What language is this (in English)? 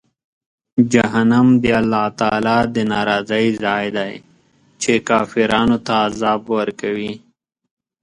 Pashto